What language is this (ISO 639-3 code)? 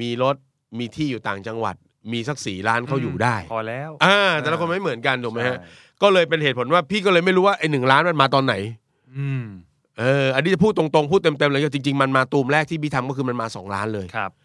tha